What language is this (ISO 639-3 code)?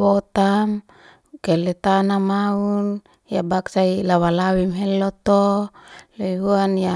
ste